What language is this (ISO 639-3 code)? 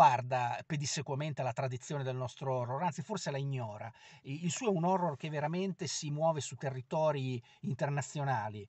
ita